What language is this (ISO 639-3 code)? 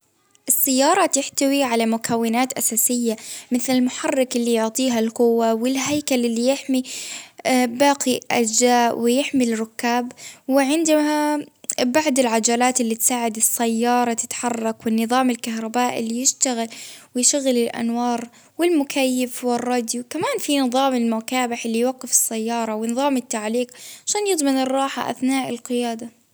abv